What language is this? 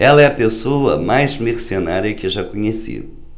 Portuguese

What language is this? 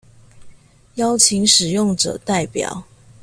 Chinese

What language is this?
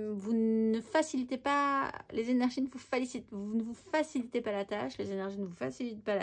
French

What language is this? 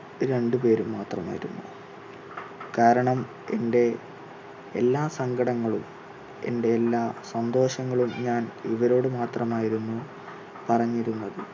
Malayalam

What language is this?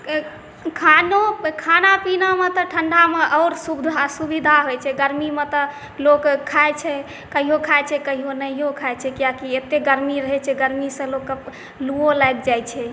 Maithili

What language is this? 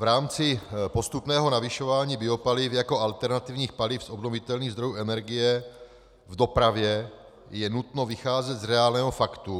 Czech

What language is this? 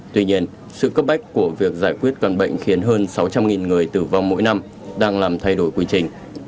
Vietnamese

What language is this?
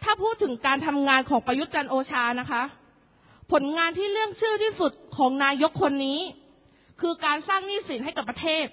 Thai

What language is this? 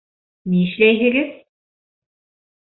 Bashkir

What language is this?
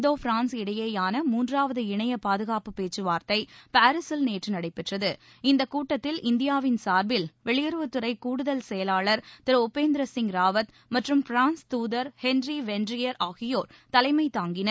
Tamil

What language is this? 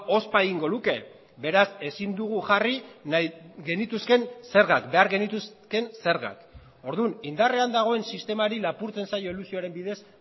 Basque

